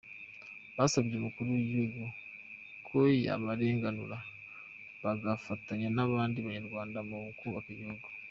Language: Kinyarwanda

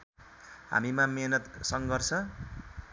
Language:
Nepali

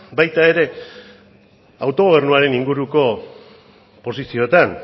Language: Basque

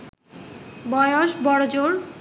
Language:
Bangla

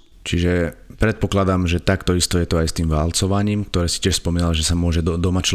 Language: Slovak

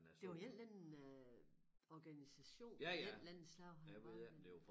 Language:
Danish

